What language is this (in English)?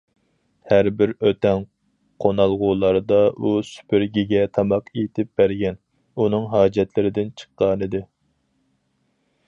Uyghur